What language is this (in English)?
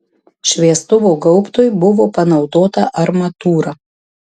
Lithuanian